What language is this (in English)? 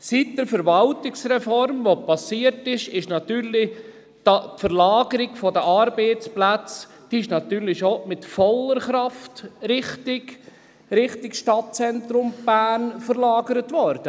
Swiss German